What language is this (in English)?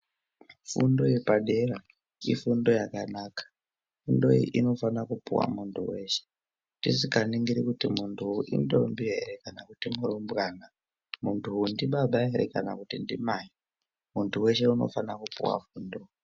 Ndau